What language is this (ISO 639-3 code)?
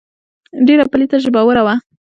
pus